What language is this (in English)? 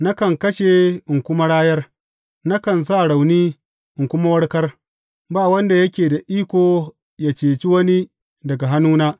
Hausa